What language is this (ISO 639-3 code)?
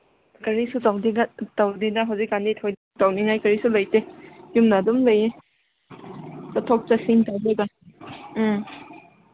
mni